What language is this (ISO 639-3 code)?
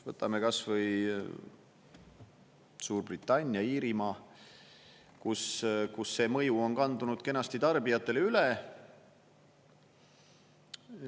est